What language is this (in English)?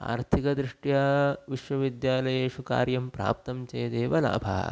Sanskrit